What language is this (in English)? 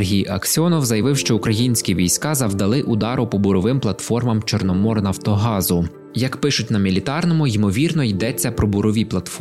Ukrainian